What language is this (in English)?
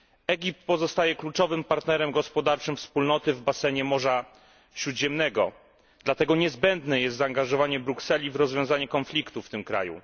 Polish